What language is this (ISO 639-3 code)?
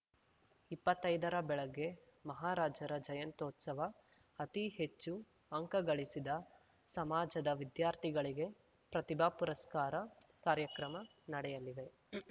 kan